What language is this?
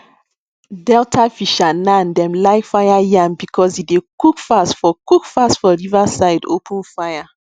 Nigerian Pidgin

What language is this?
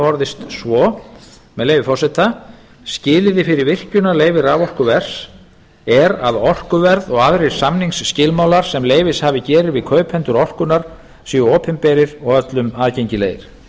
Icelandic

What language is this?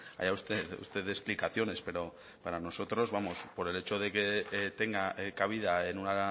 Spanish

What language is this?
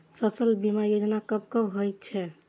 Maithili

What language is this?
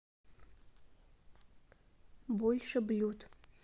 Russian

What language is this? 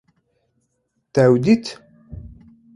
Kurdish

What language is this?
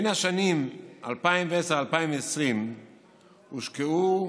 Hebrew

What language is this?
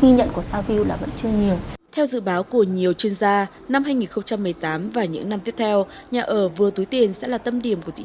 Vietnamese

